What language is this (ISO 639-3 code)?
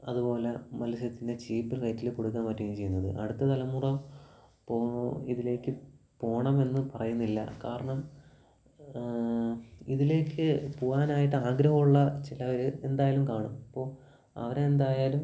mal